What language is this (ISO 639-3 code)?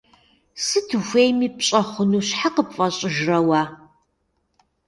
kbd